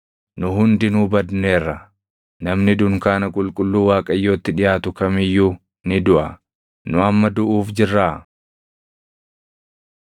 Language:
Oromo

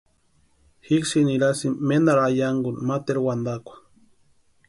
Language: Western Highland Purepecha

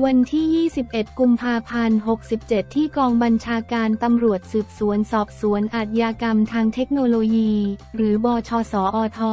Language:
Thai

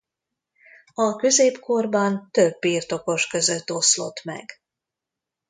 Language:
Hungarian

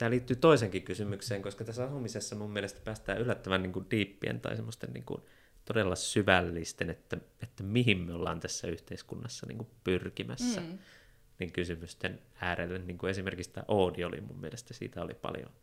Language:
Finnish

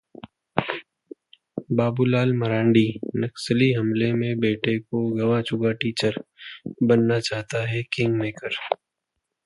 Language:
Hindi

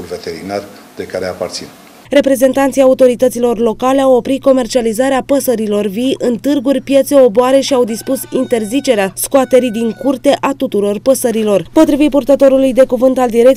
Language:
Romanian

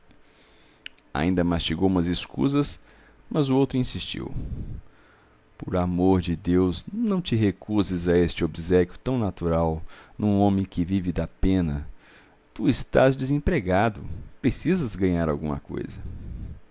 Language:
Portuguese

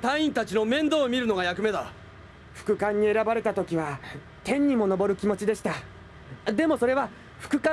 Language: Japanese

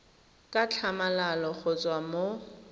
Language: Tswana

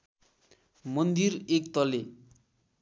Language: Nepali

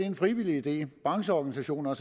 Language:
Danish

